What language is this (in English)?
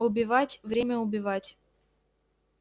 Russian